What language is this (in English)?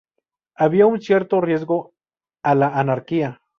Spanish